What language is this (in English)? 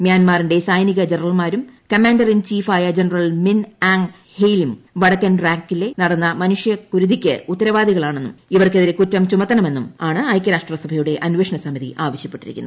Malayalam